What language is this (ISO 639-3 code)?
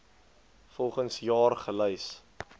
afr